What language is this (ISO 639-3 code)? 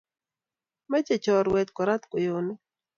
kln